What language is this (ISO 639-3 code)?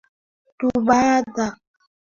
swa